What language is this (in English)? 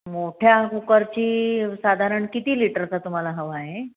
Marathi